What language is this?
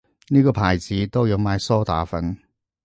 Cantonese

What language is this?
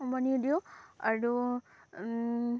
Assamese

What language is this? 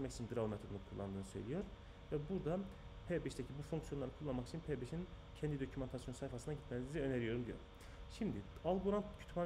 Turkish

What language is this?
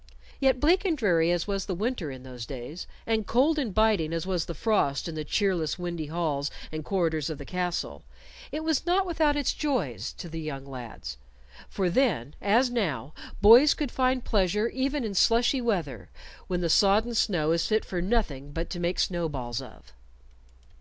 English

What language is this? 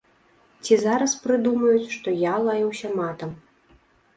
Belarusian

